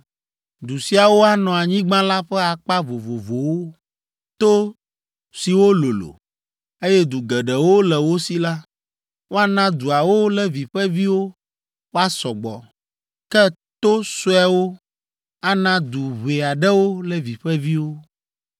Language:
Ewe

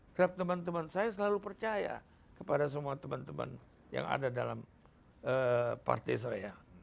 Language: Indonesian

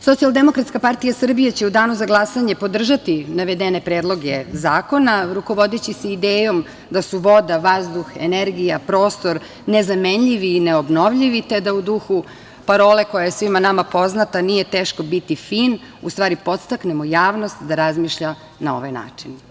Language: Serbian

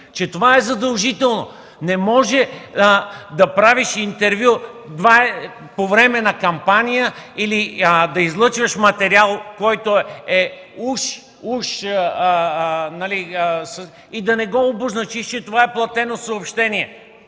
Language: Bulgarian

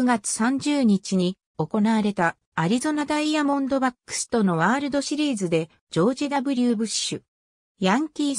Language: Japanese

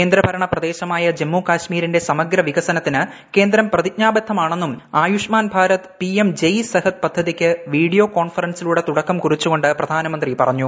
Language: Malayalam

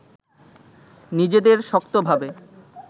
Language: Bangla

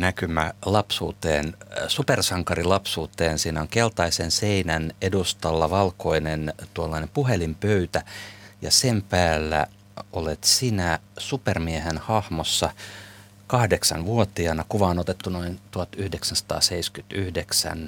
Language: Finnish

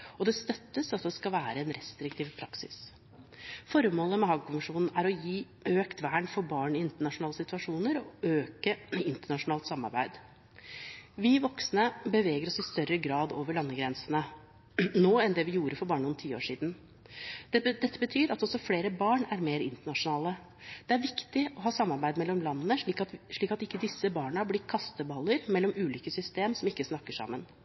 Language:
Norwegian Bokmål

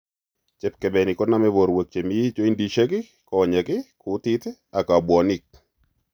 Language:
Kalenjin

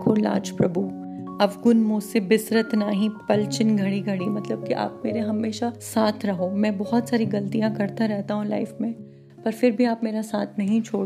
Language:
Hindi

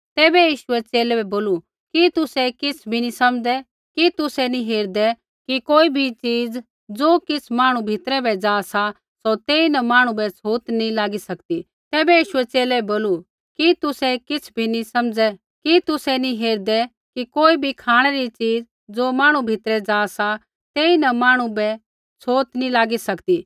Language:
Kullu Pahari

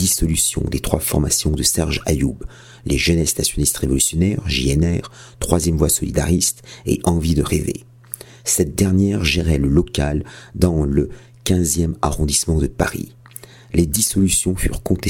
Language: French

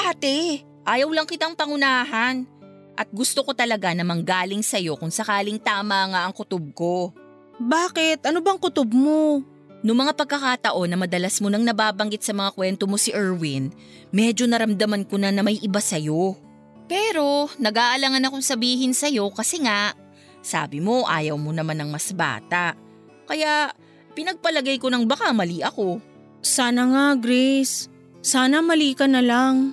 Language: Filipino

